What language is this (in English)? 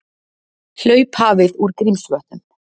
Icelandic